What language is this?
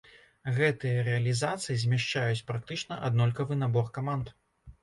Belarusian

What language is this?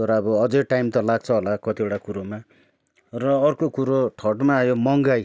Nepali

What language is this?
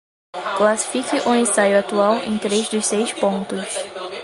Portuguese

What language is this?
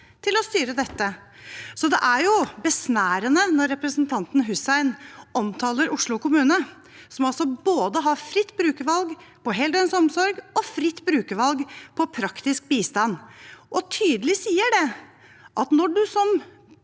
Norwegian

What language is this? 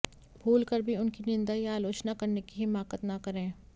Hindi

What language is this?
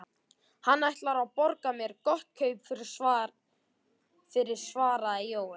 Icelandic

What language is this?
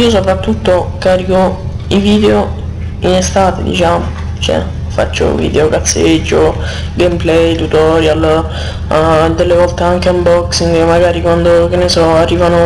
Italian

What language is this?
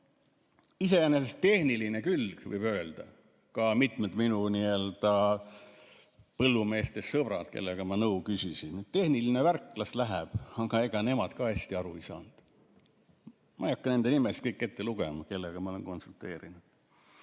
Estonian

